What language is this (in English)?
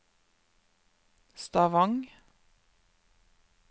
Norwegian